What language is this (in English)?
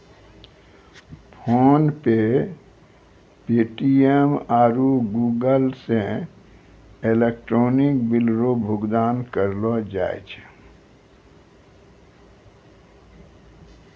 Maithili